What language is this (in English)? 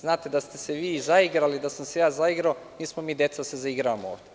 Serbian